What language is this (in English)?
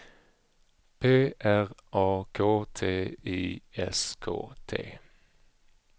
Swedish